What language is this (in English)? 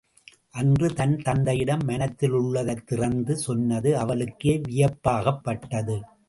Tamil